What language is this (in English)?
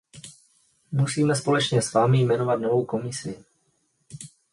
Czech